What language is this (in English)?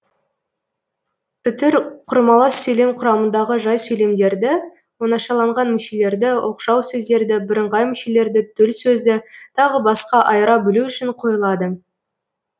Kazakh